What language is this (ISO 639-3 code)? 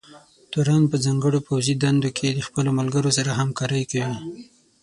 pus